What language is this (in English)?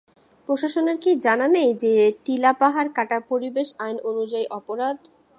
Bangla